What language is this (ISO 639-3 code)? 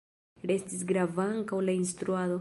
epo